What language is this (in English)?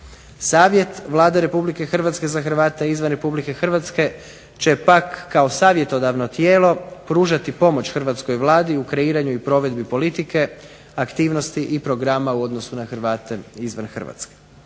Croatian